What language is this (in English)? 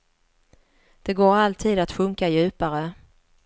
Swedish